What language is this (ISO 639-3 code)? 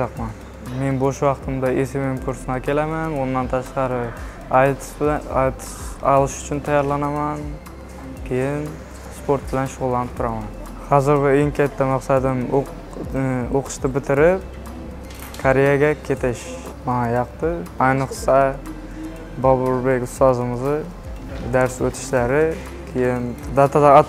tur